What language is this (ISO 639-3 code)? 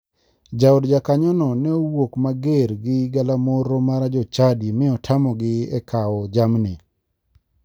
luo